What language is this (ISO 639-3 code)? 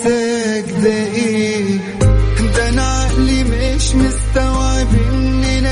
ara